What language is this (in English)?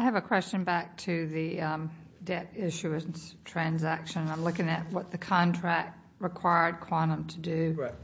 English